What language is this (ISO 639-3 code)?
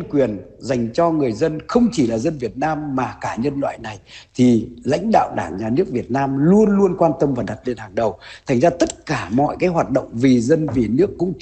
vie